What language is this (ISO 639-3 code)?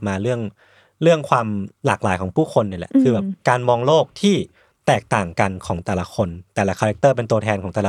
tha